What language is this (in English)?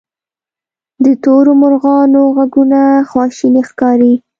Pashto